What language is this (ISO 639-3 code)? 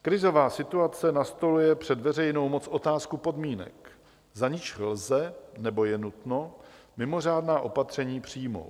ces